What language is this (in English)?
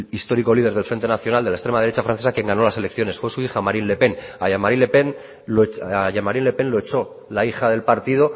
Spanish